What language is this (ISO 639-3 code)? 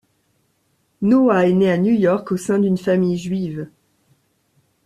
fra